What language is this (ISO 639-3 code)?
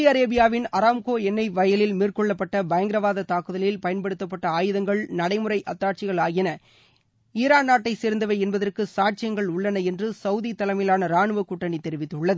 tam